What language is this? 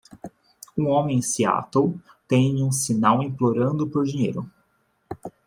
Portuguese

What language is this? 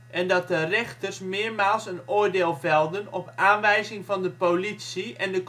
Dutch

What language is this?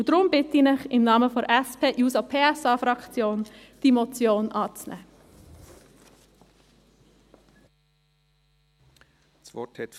Swiss German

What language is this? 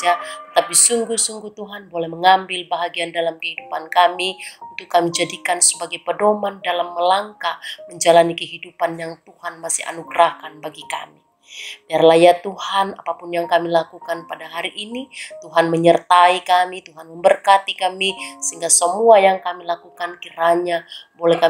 Indonesian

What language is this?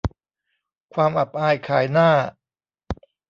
Thai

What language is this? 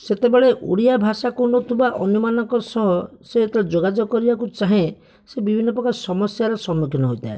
Odia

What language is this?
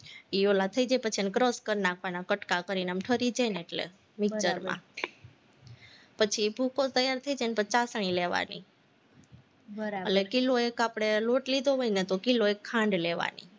Gujarati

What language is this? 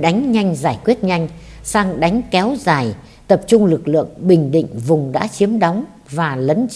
Vietnamese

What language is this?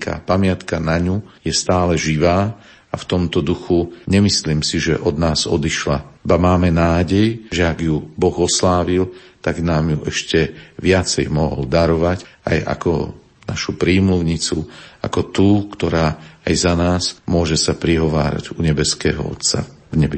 Slovak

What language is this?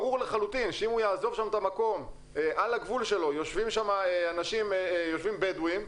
Hebrew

